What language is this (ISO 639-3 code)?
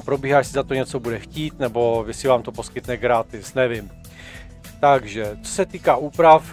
ces